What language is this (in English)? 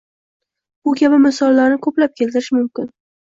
Uzbek